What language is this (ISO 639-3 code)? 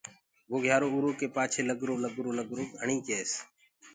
ggg